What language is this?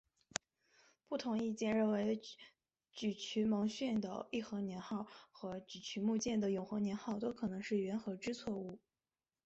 Chinese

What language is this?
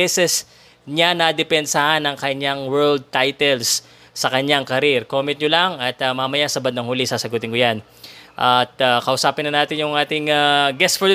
Filipino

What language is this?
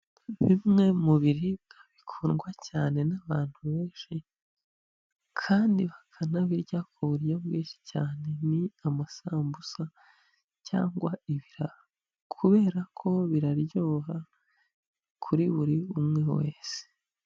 Kinyarwanda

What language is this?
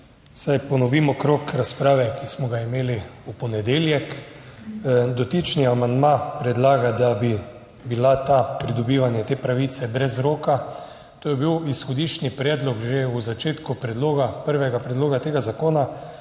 Slovenian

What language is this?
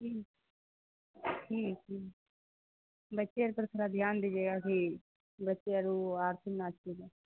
Urdu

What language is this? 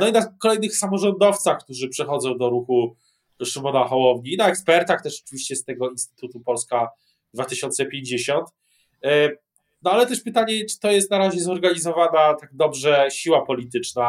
Polish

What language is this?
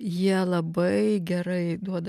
Lithuanian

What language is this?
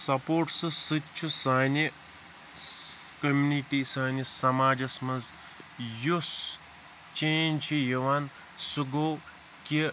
Kashmiri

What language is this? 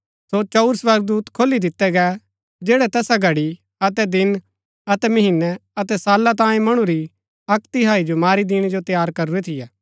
Gaddi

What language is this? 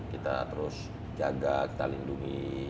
Indonesian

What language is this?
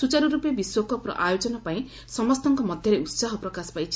Odia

